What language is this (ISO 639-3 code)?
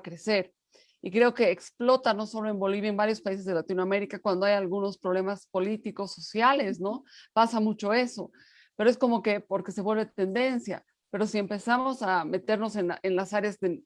spa